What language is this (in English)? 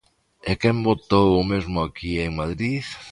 Galician